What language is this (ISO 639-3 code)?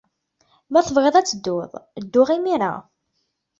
kab